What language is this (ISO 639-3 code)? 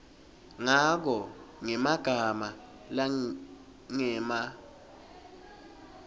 ssw